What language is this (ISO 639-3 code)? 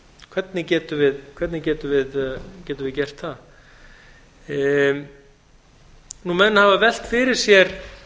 isl